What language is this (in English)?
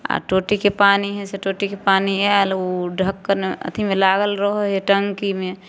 Maithili